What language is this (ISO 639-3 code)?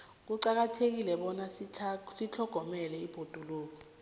nbl